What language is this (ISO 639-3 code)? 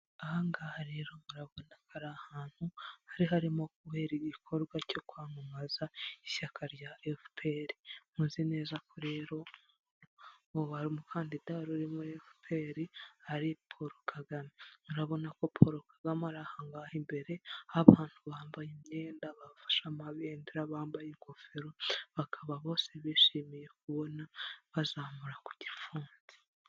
kin